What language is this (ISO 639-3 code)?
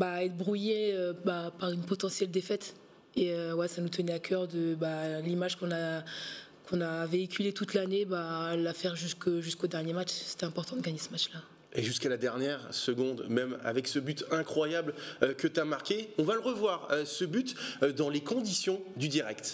fra